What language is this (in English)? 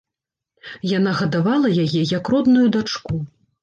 Belarusian